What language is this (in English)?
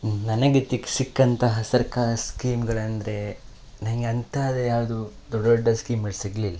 Kannada